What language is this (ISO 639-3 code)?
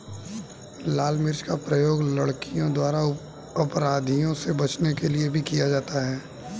hin